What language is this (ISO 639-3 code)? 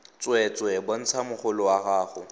tsn